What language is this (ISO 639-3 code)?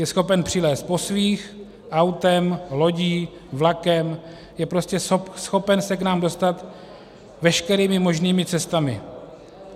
ces